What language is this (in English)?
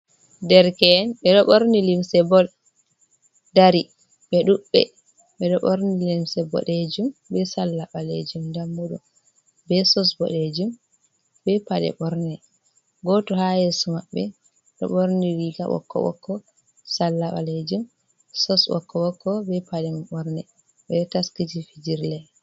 Fula